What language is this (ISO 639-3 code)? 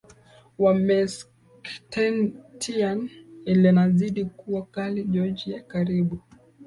swa